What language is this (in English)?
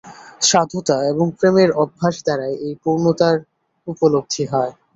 Bangla